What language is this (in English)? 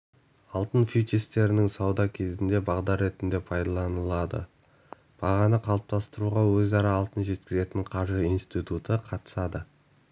Kazakh